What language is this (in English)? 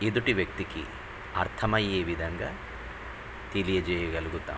Telugu